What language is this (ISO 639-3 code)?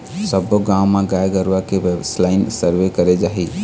hne